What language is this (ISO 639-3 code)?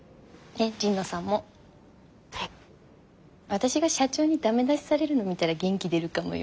jpn